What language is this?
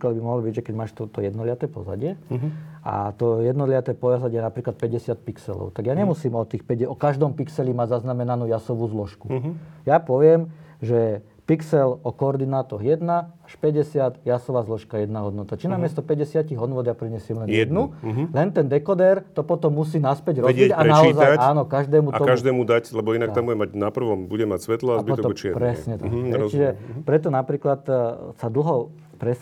Slovak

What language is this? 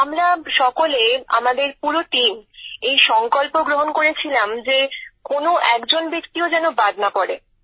Bangla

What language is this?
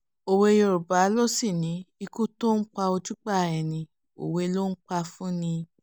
Yoruba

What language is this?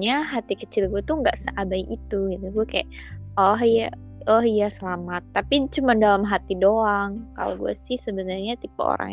Indonesian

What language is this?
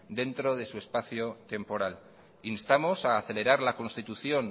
Spanish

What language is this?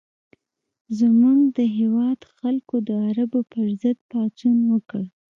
Pashto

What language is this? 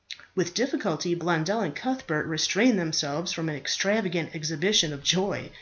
English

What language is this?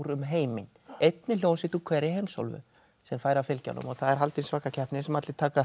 Icelandic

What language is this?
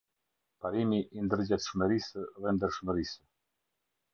Albanian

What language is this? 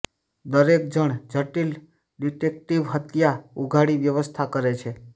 Gujarati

